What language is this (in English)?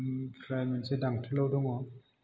Bodo